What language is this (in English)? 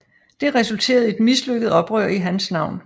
Danish